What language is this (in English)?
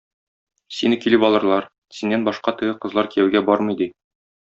Tatar